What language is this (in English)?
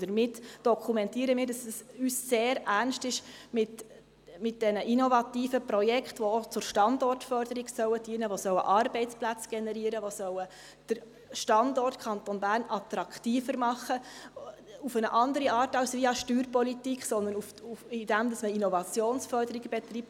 Swiss German